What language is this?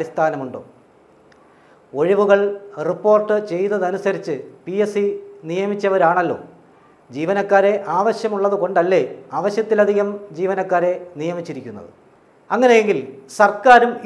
Indonesian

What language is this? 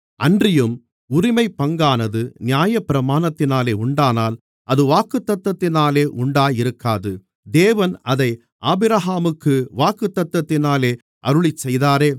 Tamil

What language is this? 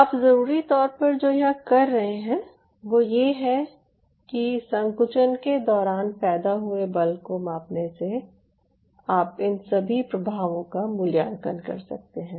Hindi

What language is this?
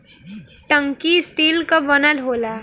Bhojpuri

